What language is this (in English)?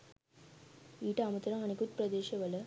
Sinhala